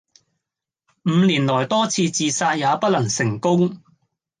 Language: Cantonese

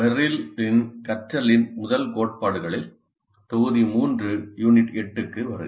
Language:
Tamil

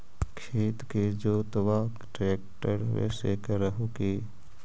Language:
Magahi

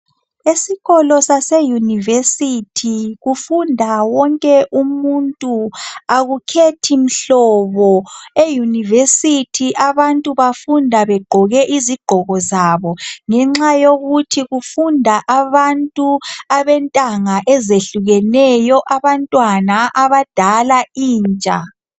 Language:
North Ndebele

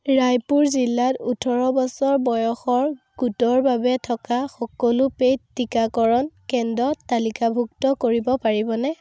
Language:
Assamese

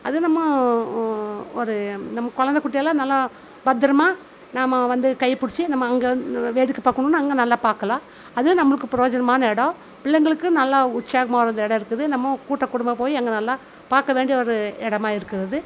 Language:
Tamil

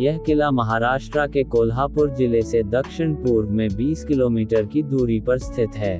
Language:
Hindi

